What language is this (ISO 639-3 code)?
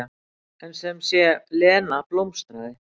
isl